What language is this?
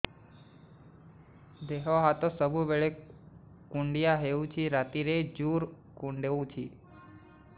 Odia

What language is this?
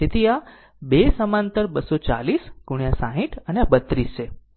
Gujarati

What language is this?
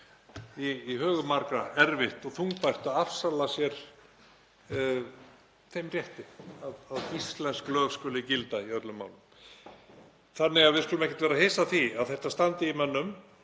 Icelandic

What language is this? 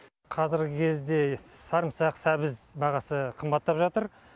Kazakh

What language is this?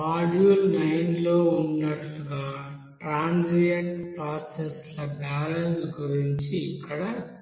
Telugu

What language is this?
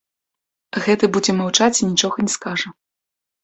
Belarusian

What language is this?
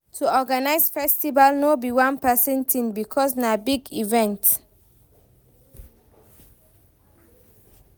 Nigerian Pidgin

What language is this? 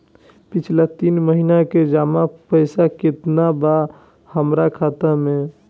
Bhojpuri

